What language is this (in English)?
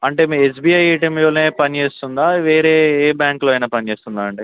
Telugu